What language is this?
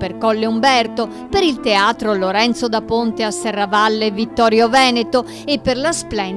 Italian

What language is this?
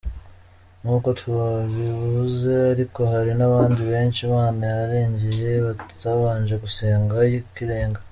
Kinyarwanda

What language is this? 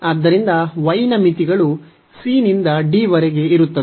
Kannada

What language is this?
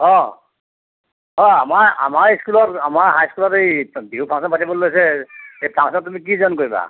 Assamese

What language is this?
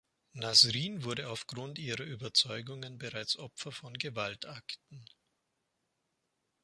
German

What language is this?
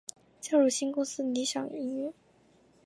Chinese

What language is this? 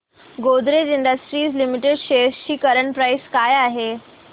Marathi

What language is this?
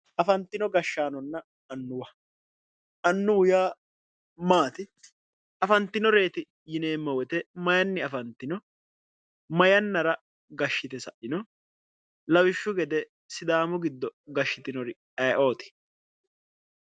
Sidamo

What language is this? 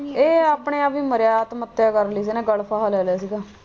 Punjabi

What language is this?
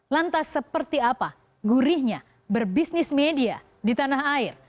Indonesian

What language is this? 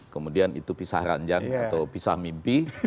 Indonesian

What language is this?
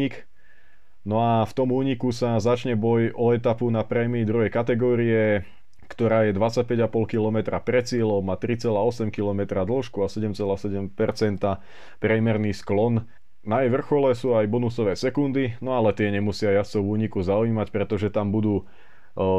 Slovak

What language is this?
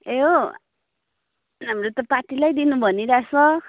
Nepali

